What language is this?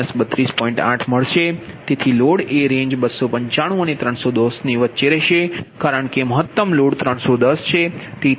Gujarati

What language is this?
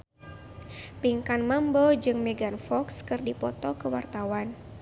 Sundanese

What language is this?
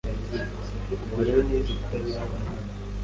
Kinyarwanda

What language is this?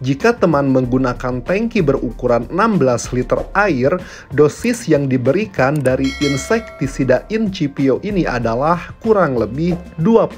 Indonesian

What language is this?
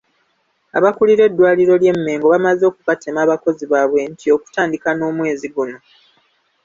Ganda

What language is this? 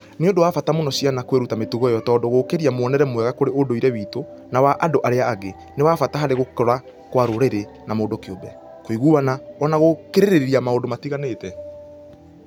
Kikuyu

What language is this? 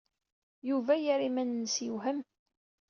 Kabyle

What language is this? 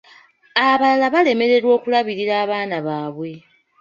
Ganda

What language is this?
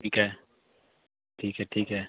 Punjabi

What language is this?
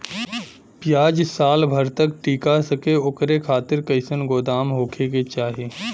Bhojpuri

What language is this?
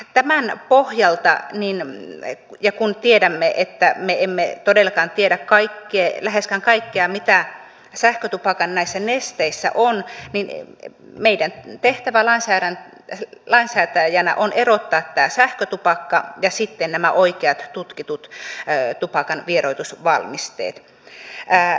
Finnish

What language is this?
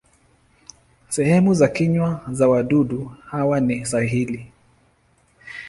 Swahili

